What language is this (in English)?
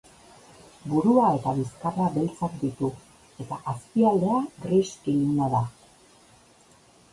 Basque